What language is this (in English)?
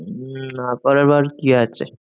Bangla